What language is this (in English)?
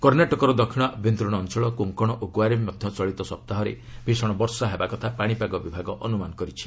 Odia